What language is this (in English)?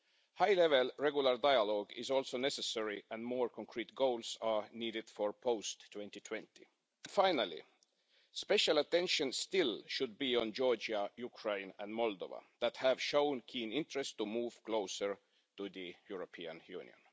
English